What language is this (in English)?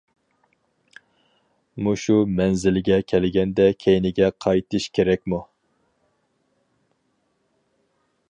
Uyghur